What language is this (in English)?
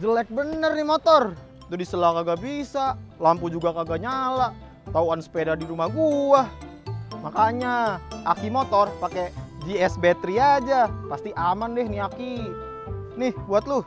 Indonesian